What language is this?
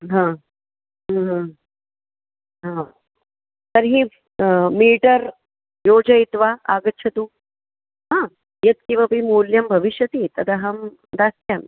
Sanskrit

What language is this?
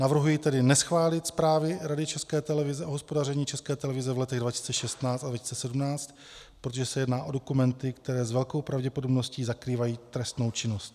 Czech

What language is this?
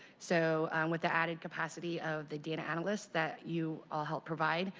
English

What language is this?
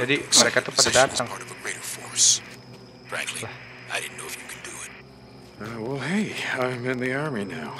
Indonesian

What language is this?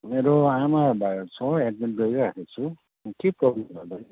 Nepali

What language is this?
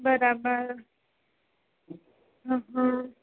Gujarati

